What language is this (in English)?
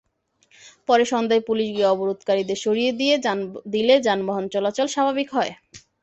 Bangla